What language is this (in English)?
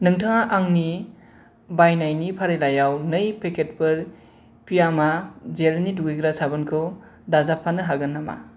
Bodo